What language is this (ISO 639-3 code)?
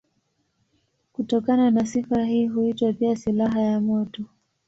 swa